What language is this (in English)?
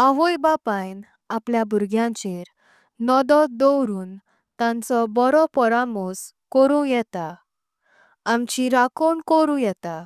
Konkani